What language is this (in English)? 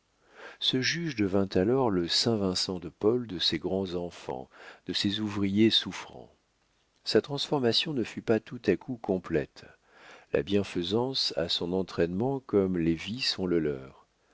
French